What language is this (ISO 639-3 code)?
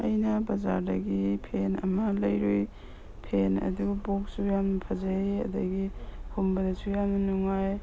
mni